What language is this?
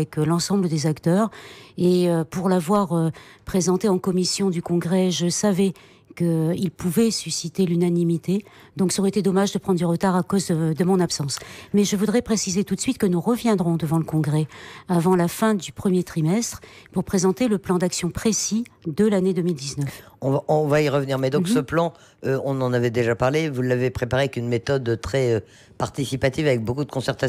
French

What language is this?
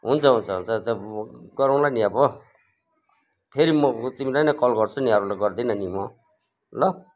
Nepali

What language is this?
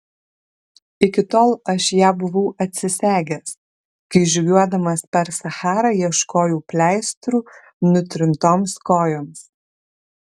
Lithuanian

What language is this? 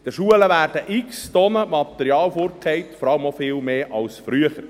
Swiss German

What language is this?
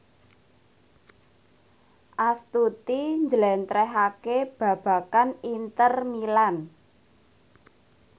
Javanese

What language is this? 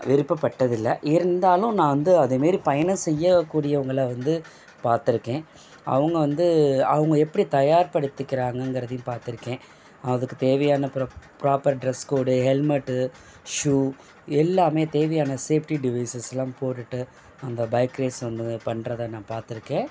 Tamil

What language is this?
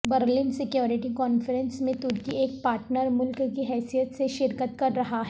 Urdu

